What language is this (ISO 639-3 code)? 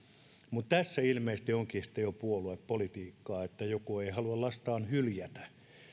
fin